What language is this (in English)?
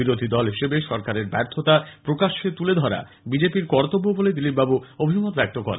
Bangla